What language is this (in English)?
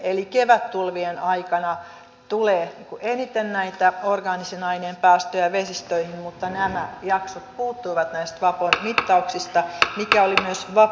Finnish